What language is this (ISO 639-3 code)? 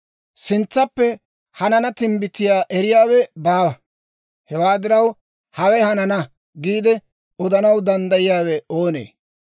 dwr